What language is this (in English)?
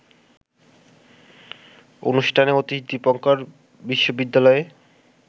Bangla